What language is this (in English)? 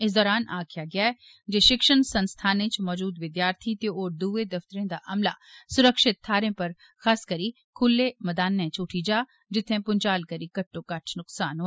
Dogri